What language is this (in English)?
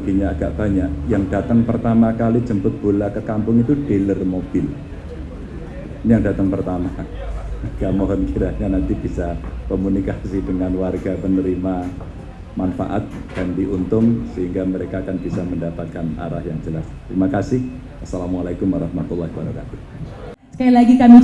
Indonesian